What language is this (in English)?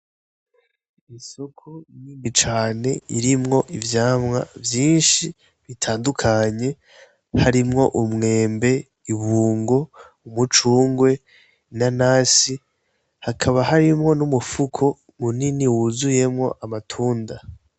Rundi